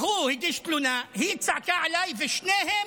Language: Hebrew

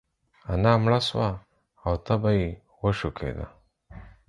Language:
Pashto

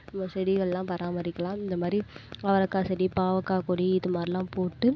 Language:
Tamil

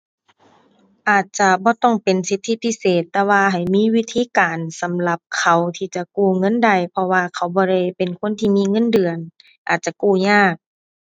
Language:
Thai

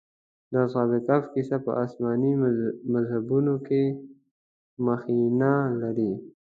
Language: Pashto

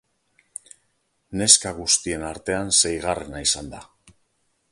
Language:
Basque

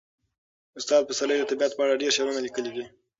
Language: Pashto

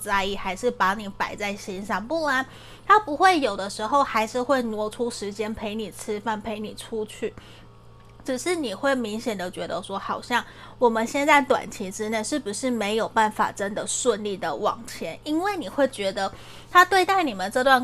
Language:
Chinese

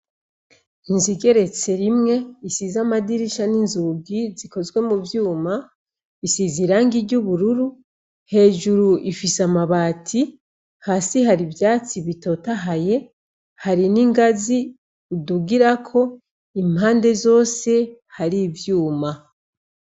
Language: Rundi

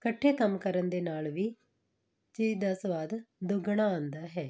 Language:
Punjabi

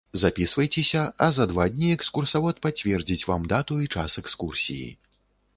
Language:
Belarusian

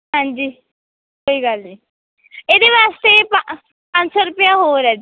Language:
Punjabi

